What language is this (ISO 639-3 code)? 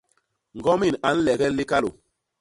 bas